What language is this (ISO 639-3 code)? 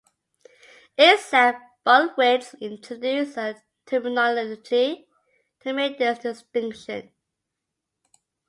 eng